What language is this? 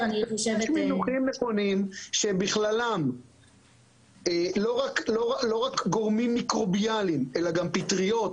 Hebrew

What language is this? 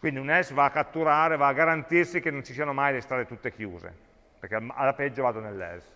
Italian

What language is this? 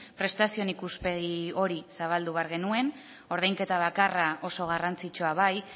Basque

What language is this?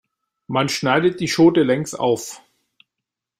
German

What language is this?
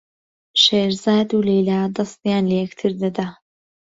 Central Kurdish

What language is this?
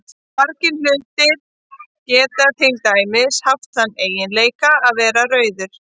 Icelandic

